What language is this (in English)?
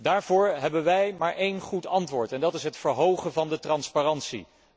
Dutch